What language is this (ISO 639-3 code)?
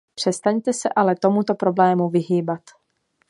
ces